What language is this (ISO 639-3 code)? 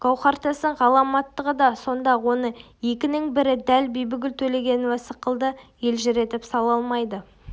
kaz